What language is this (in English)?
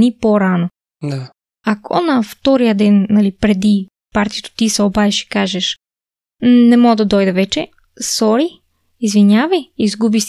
Bulgarian